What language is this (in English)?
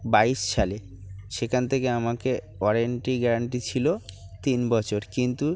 Bangla